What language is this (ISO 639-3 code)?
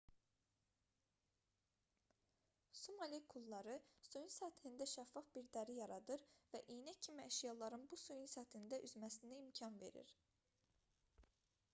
aze